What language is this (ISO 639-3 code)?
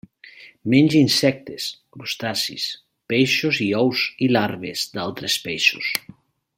cat